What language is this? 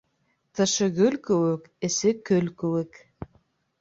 Bashkir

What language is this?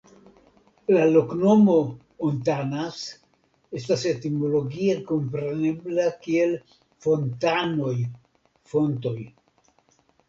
Esperanto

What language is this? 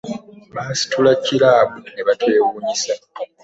Ganda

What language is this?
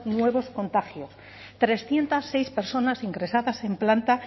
Spanish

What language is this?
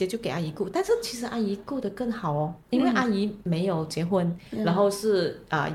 Chinese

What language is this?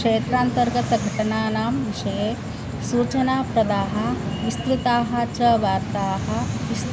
Sanskrit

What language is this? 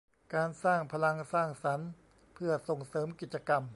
Thai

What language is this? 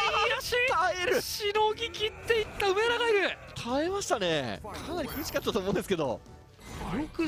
Japanese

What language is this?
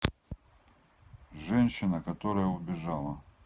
Russian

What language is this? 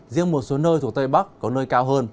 Vietnamese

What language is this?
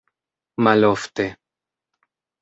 Esperanto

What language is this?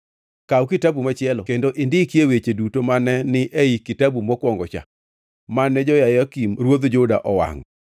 Luo (Kenya and Tanzania)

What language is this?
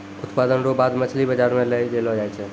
Maithili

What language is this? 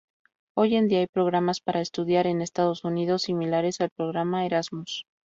Spanish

